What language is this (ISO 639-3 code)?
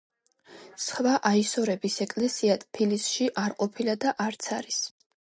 kat